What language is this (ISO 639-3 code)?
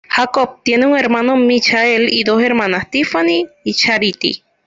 spa